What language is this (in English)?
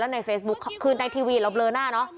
Thai